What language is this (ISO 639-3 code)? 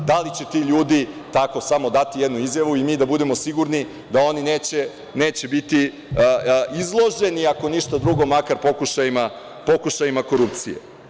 srp